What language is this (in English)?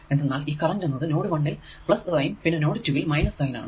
Malayalam